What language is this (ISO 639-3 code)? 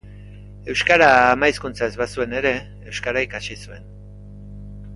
eus